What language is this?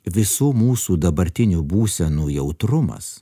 Lithuanian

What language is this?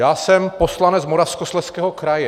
Czech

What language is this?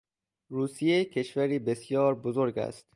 Persian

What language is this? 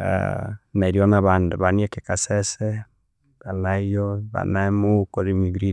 Konzo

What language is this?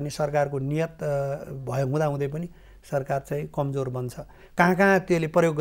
Romanian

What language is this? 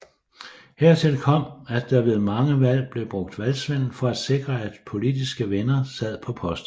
Danish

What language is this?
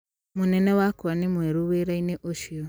Kikuyu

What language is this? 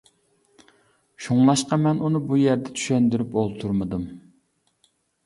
Uyghur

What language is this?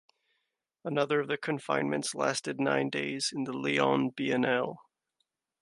English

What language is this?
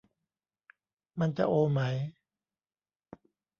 Thai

